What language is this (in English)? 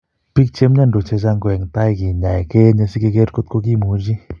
Kalenjin